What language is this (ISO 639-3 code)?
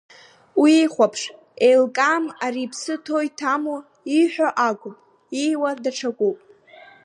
abk